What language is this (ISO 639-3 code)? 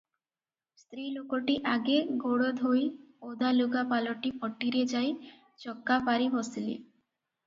ori